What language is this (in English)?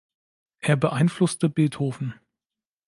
German